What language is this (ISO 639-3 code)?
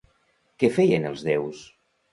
cat